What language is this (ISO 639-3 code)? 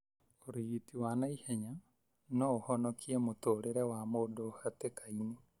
kik